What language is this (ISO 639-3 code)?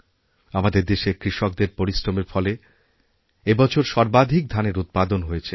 ben